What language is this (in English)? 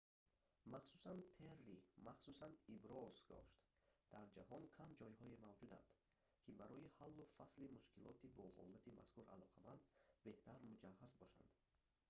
Tajik